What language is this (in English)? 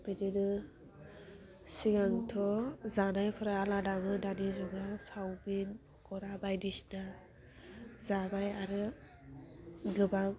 Bodo